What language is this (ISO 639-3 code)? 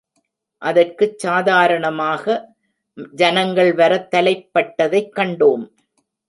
tam